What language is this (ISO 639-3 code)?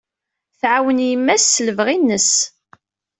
kab